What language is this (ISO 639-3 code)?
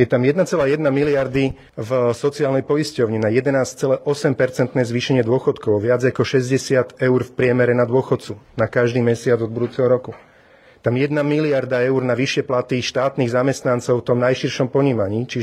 slk